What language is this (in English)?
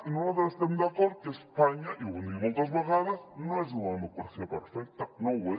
Catalan